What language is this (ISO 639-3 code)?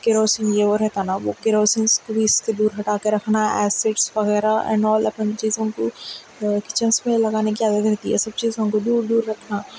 urd